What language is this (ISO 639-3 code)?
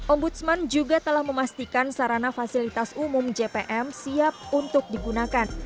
ind